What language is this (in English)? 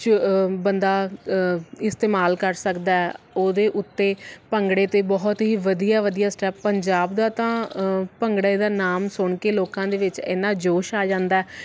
Punjabi